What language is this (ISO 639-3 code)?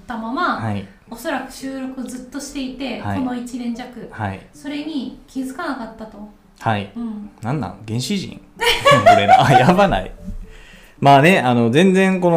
jpn